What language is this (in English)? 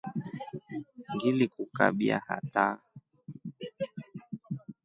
Rombo